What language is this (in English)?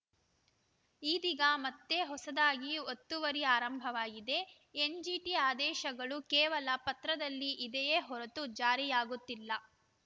Kannada